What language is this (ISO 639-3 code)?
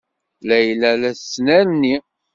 kab